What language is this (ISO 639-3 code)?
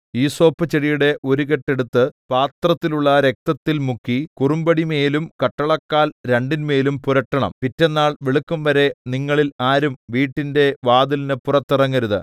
mal